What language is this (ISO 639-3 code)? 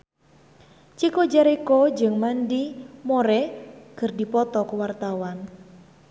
sun